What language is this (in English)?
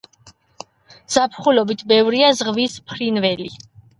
Georgian